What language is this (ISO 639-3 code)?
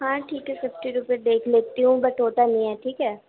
urd